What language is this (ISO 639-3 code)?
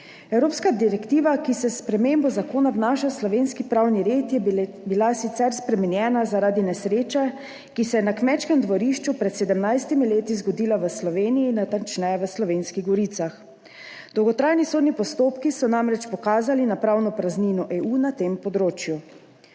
slv